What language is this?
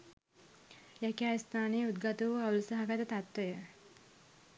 Sinhala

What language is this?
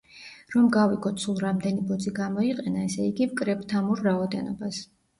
Georgian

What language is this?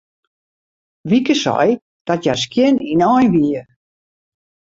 Western Frisian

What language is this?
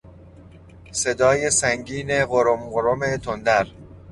Persian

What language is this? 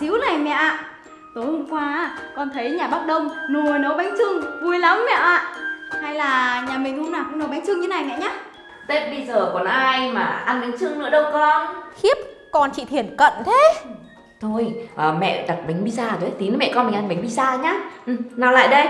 Vietnamese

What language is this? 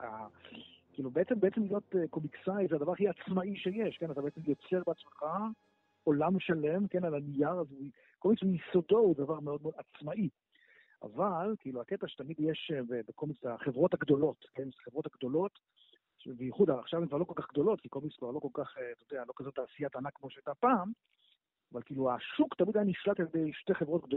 Hebrew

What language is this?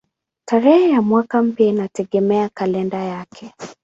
Swahili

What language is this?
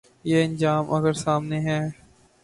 Urdu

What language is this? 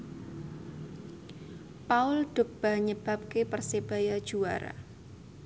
Javanese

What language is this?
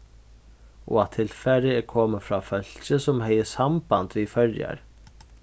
Faroese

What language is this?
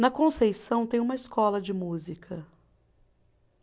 Portuguese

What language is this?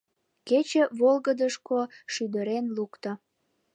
Mari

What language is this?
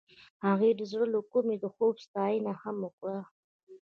Pashto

